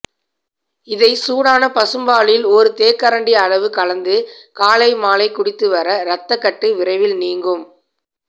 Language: Tamil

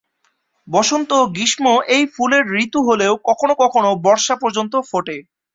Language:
Bangla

